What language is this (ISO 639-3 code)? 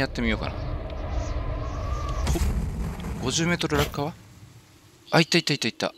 jpn